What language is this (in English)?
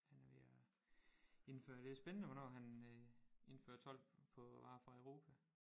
Danish